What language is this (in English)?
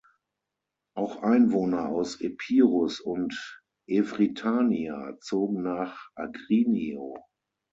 German